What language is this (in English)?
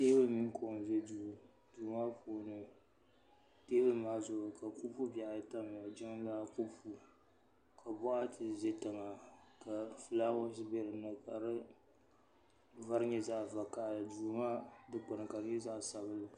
Dagbani